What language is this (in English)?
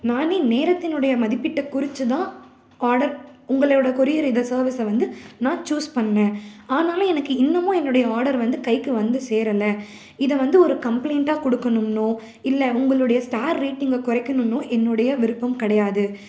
Tamil